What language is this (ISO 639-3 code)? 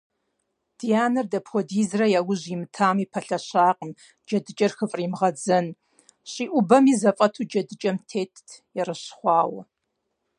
kbd